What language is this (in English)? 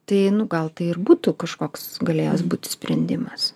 Lithuanian